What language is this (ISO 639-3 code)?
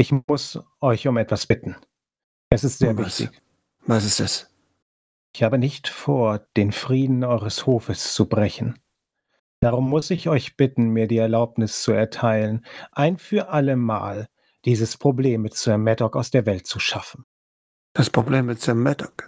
deu